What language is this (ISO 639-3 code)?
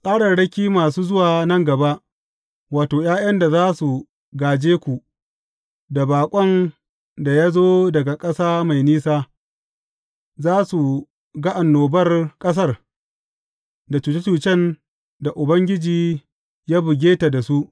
hau